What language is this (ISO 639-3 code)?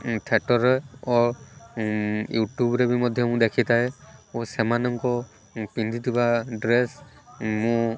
ori